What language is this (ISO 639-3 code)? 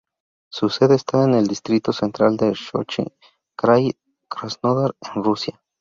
spa